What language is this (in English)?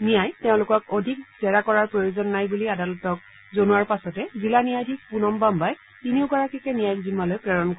Assamese